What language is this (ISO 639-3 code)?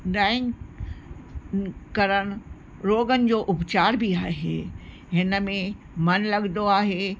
snd